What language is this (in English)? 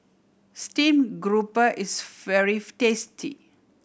English